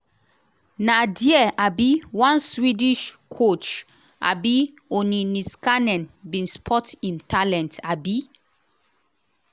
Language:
Nigerian Pidgin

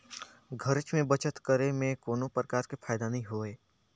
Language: Chhattisgarhi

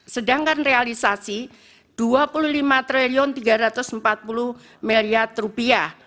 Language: Indonesian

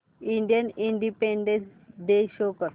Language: Marathi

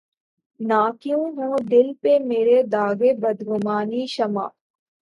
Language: Urdu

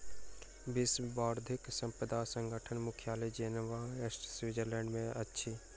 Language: Maithili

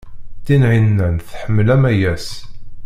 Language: Kabyle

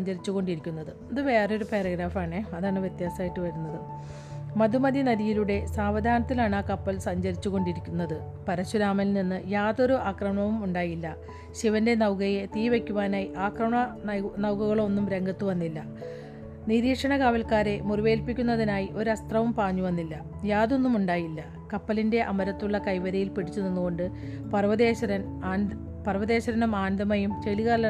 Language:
Malayalam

